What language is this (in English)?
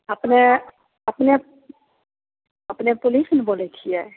Maithili